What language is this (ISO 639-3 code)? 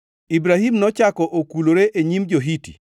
luo